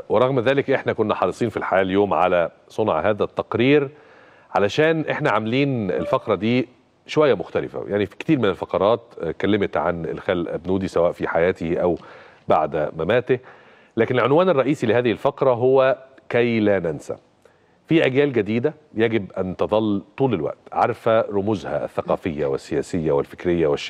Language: Arabic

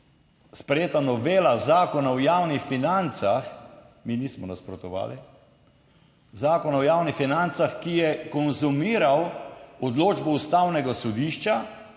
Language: Slovenian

